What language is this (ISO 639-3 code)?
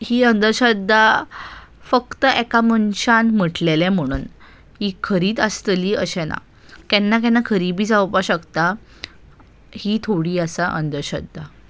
kok